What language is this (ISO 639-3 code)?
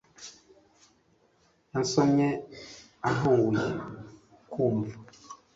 kin